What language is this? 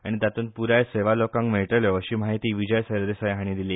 Konkani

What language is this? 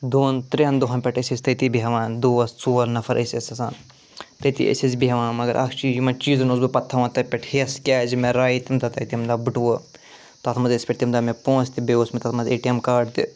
Kashmiri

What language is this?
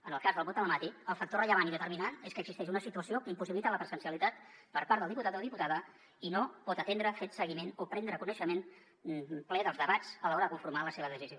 Catalan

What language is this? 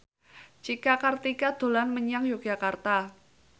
Javanese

